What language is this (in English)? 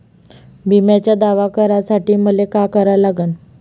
Marathi